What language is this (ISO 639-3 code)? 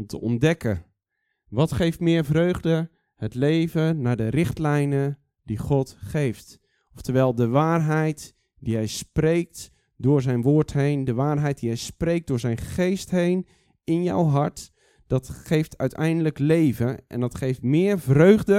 nld